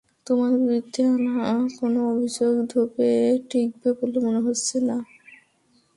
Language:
Bangla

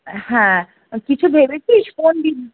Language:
Bangla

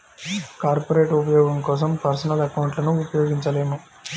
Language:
Telugu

